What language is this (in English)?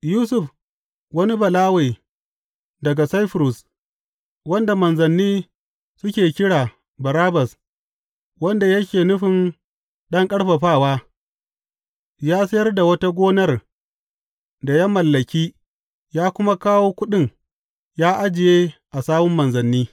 Hausa